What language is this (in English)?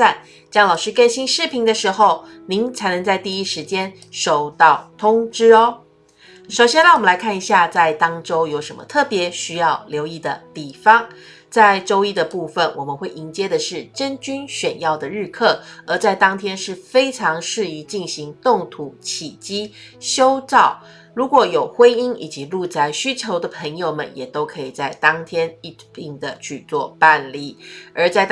Chinese